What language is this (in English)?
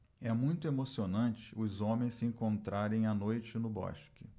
Portuguese